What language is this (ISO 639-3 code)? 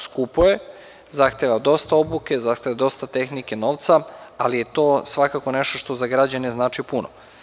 srp